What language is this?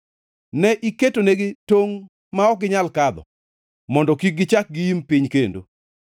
Luo (Kenya and Tanzania)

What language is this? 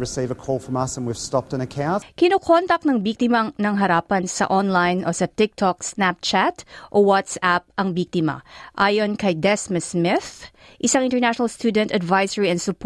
Filipino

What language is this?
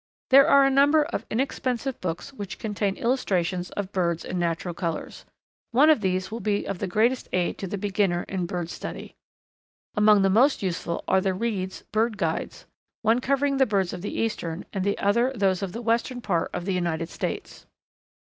English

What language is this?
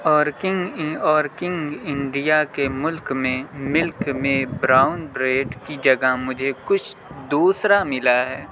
Urdu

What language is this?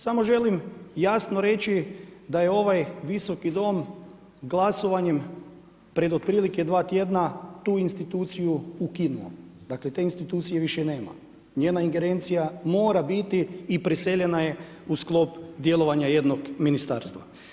Croatian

